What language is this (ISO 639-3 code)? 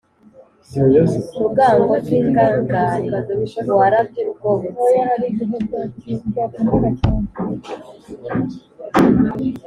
kin